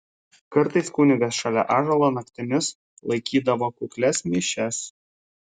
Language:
Lithuanian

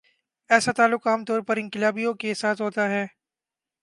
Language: Urdu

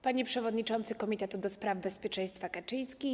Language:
Polish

